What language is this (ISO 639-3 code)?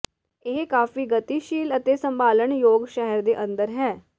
pan